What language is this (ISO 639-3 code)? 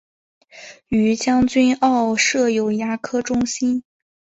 zho